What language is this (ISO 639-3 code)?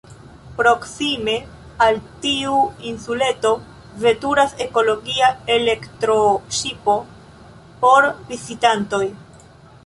epo